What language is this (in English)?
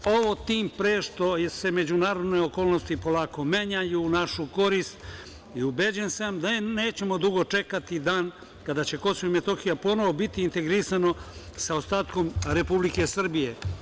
Serbian